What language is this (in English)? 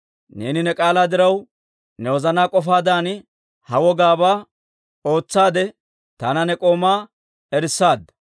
Dawro